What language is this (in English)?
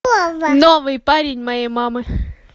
Russian